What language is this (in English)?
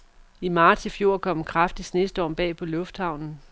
Danish